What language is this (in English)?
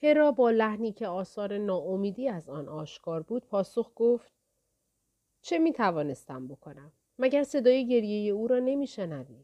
Persian